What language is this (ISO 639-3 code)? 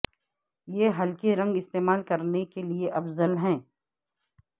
urd